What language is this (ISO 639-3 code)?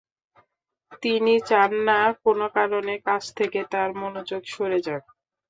ben